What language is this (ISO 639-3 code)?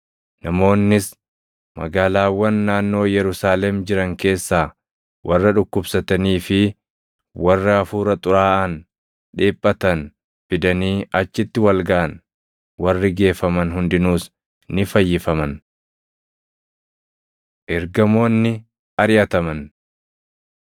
orm